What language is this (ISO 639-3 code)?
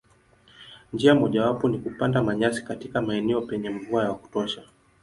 swa